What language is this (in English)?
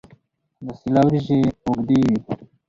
Pashto